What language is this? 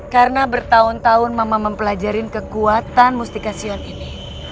Indonesian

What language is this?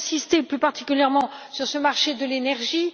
French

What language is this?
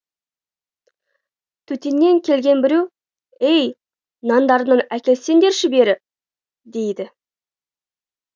Kazakh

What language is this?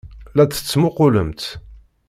Kabyle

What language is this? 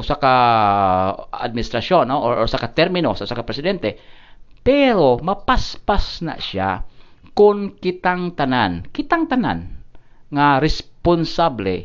Filipino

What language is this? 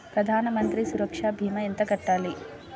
Telugu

